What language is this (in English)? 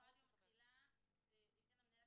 Hebrew